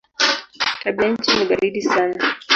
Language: Swahili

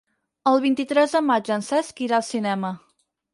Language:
Catalan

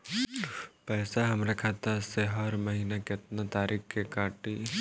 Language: Bhojpuri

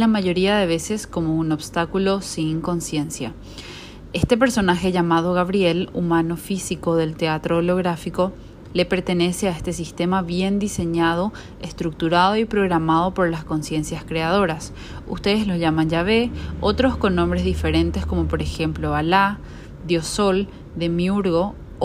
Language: Spanish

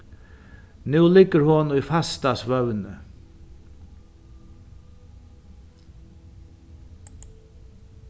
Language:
Faroese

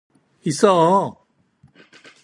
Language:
Korean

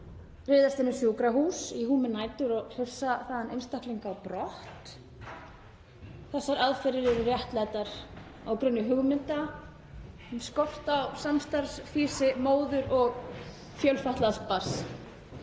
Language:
Icelandic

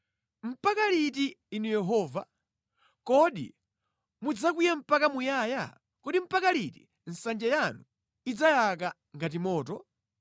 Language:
Nyanja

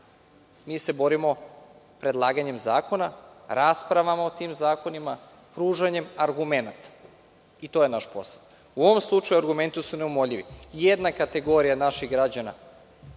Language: Serbian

